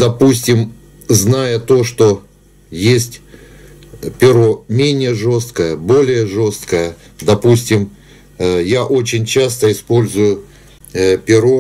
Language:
Russian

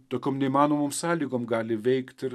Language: Lithuanian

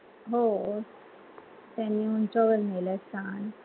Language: Marathi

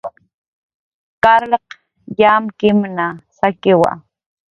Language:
Jaqaru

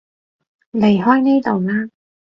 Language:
Cantonese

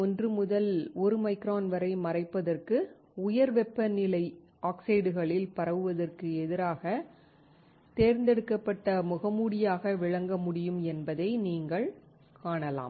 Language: Tamil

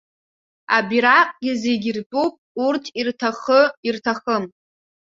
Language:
Abkhazian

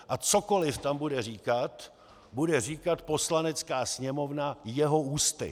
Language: Czech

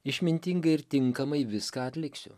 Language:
Lithuanian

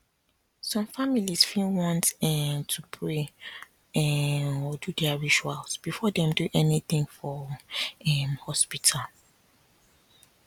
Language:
Nigerian Pidgin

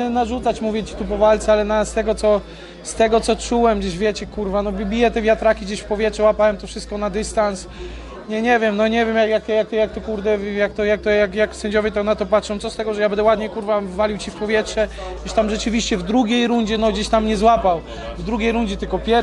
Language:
Polish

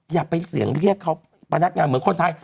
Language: Thai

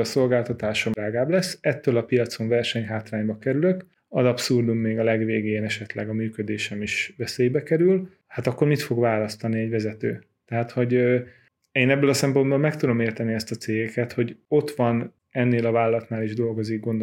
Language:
Hungarian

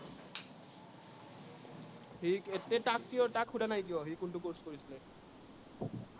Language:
Assamese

